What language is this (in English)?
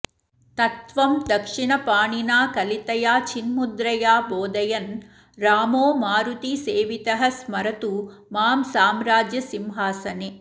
Sanskrit